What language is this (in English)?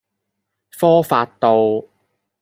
Cantonese